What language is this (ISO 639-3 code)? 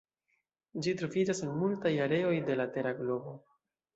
epo